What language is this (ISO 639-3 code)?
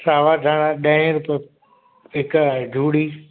snd